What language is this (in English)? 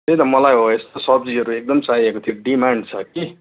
Nepali